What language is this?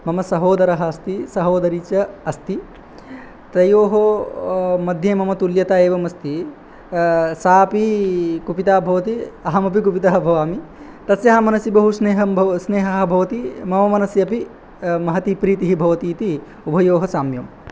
Sanskrit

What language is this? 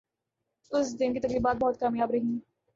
Urdu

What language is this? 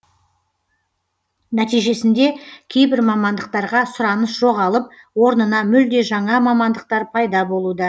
Kazakh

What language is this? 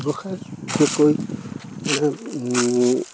Assamese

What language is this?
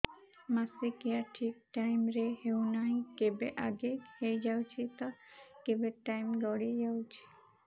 Odia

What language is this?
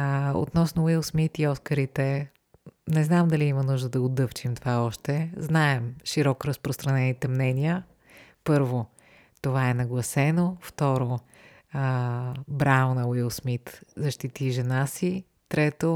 Bulgarian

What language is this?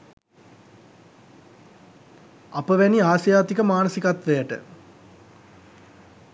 Sinhala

